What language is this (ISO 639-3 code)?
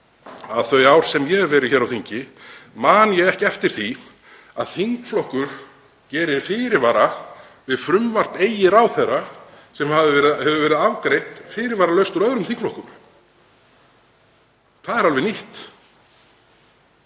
isl